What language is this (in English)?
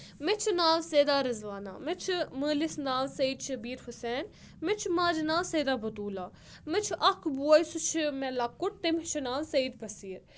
Kashmiri